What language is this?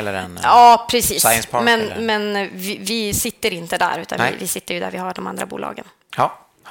Swedish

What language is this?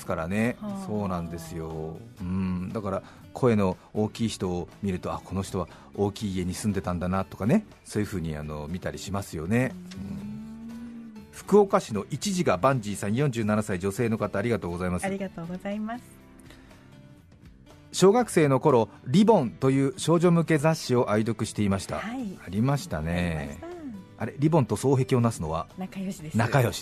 Japanese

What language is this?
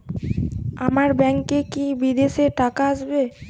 Bangla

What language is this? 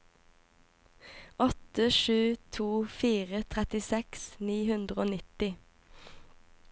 Norwegian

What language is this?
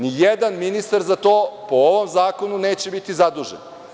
Serbian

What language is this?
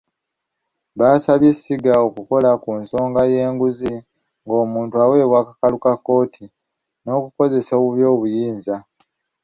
Ganda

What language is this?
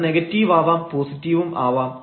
Malayalam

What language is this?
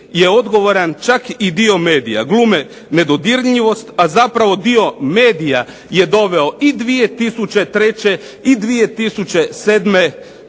Croatian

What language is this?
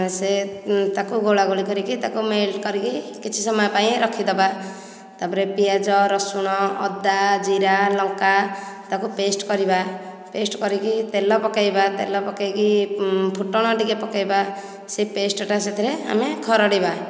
Odia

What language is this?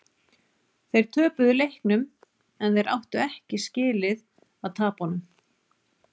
Icelandic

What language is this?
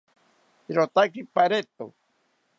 South Ucayali Ashéninka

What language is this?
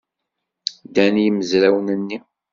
Kabyle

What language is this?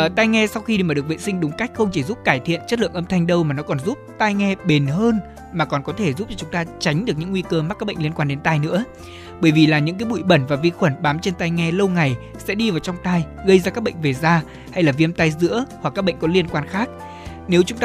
Vietnamese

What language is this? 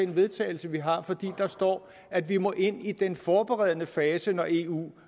Danish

